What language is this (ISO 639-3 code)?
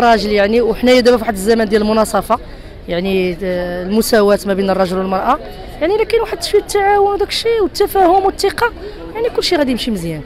ara